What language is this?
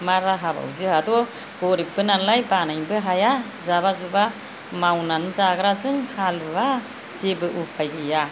Bodo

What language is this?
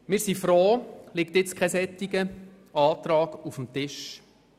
Swiss German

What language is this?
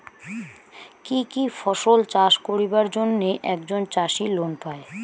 Bangla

